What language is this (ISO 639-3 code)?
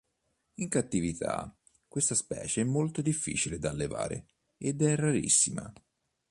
ita